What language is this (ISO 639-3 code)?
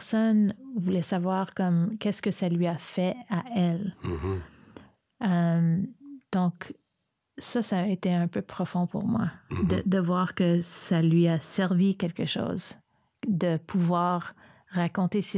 fra